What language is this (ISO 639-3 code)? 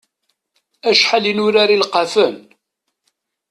kab